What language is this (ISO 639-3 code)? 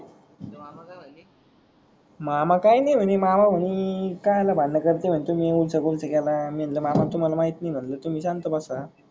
mar